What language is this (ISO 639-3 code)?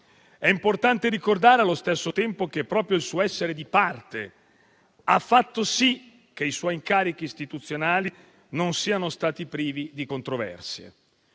ita